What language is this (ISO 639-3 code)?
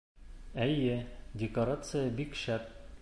bak